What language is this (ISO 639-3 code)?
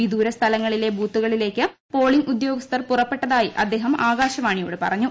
mal